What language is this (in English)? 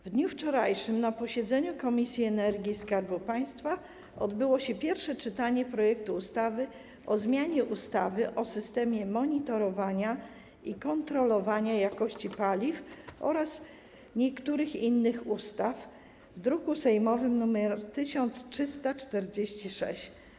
Polish